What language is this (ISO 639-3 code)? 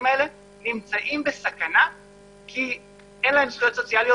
heb